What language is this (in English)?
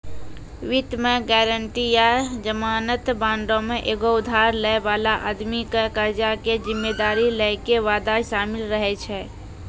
Maithili